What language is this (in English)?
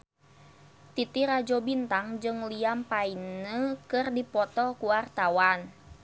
Sundanese